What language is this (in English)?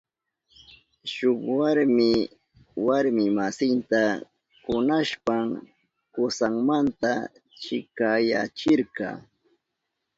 Southern Pastaza Quechua